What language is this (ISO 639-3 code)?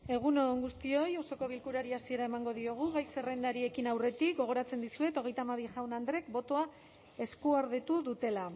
eus